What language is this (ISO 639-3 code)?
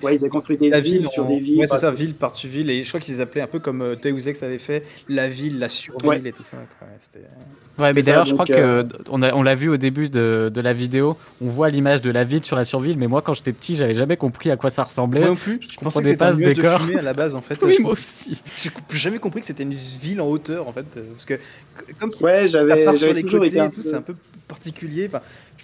fra